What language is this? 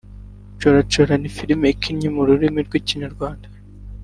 Kinyarwanda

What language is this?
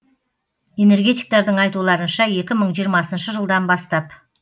Kazakh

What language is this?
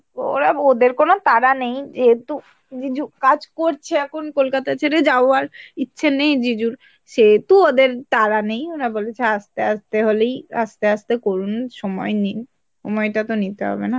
Bangla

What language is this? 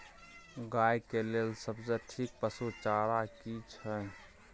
Maithili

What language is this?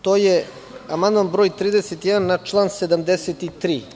Serbian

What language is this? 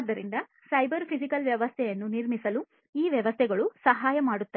Kannada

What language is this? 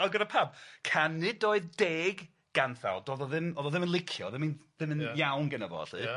Welsh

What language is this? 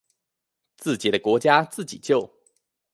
Chinese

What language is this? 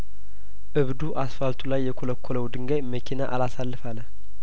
Amharic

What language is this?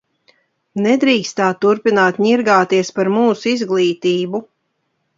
Latvian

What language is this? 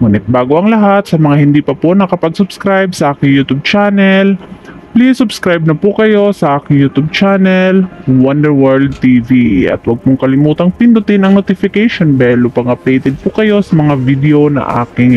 Filipino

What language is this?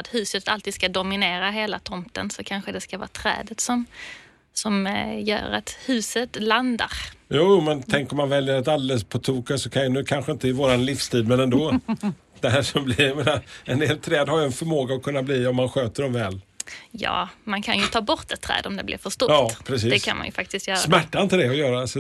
Swedish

